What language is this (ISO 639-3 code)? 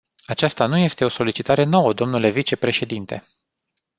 ron